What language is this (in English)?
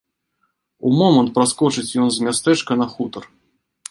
Belarusian